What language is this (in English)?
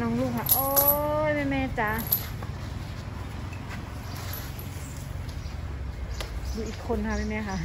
Thai